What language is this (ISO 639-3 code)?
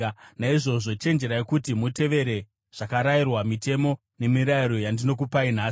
sna